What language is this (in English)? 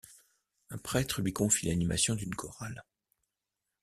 French